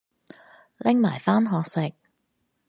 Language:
Cantonese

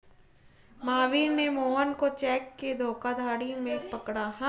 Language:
Hindi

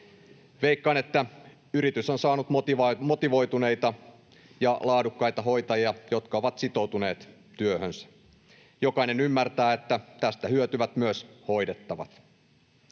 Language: Finnish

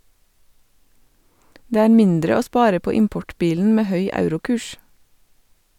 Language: Norwegian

